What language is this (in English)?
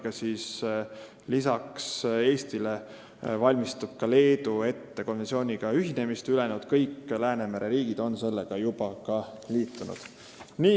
Estonian